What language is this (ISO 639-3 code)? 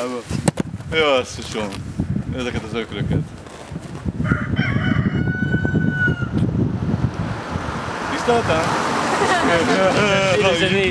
hun